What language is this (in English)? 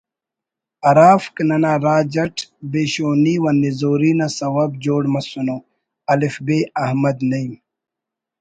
Brahui